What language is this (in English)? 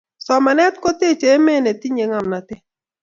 Kalenjin